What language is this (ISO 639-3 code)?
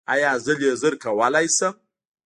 pus